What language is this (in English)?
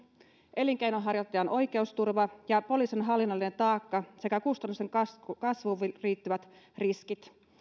Finnish